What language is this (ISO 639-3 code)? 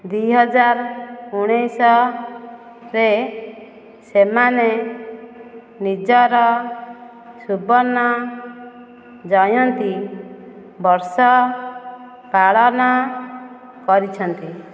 ori